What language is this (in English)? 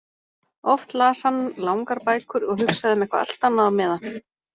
Icelandic